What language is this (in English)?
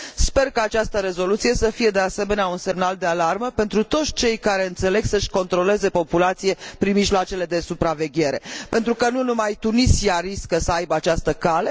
Romanian